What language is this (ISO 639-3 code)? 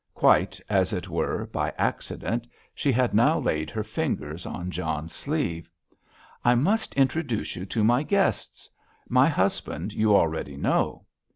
eng